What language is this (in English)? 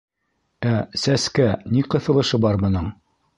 Bashkir